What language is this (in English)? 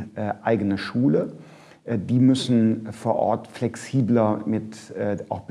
German